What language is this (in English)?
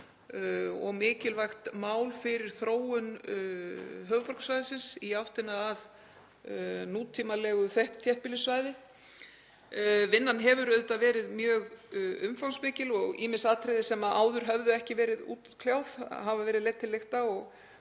Icelandic